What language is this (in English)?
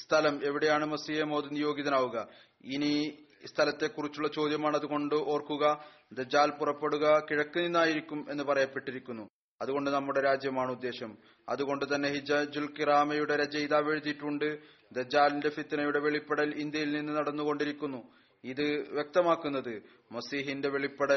Malayalam